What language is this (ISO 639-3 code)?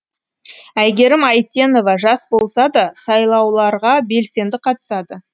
kaz